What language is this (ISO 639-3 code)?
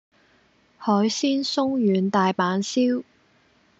yue